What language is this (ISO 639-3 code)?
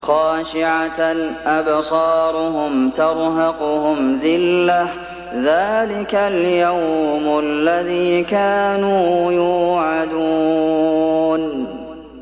ara